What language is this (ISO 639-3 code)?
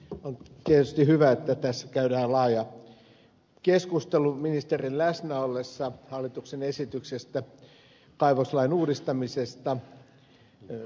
fin